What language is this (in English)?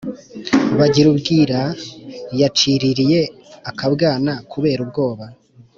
Kinyarwanda